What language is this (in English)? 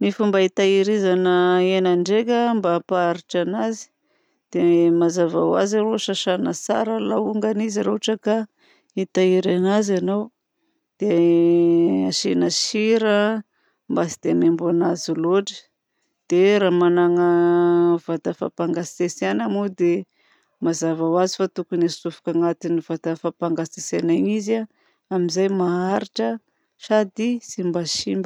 Southern Betsimisaraka Malagasy